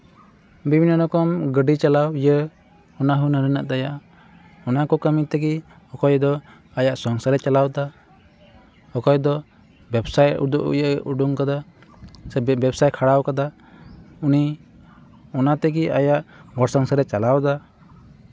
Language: Santali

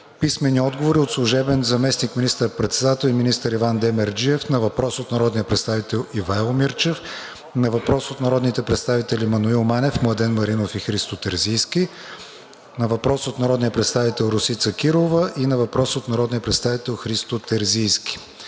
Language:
Bulgarian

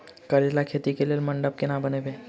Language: Maithili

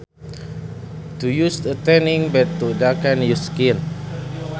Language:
Sundanese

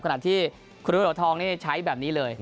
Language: Thai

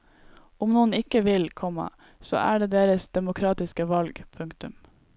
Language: Norwegian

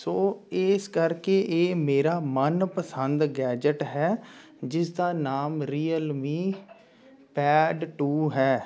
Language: Punjabi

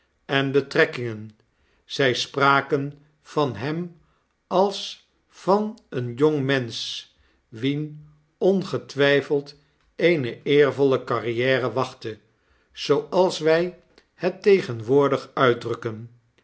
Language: Dutch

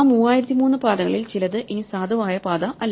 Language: Malayalam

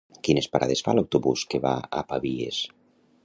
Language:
Catalan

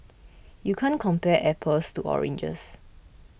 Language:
English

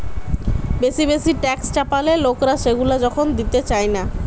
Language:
Bangla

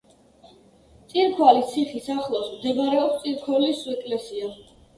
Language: Georgian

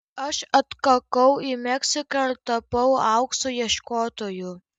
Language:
Lithuanian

